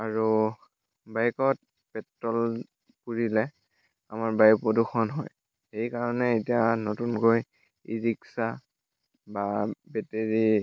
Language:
Assamese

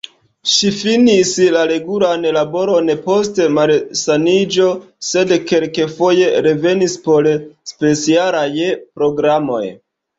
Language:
Esperanto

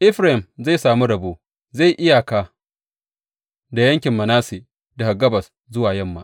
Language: Hausa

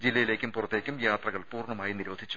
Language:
Malayalam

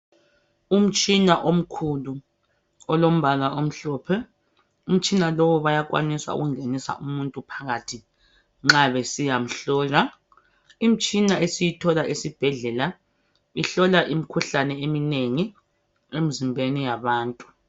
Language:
North Ndebele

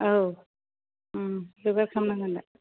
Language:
Bodo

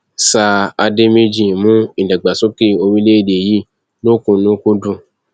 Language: Yoruba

